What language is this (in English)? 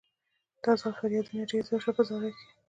Pashto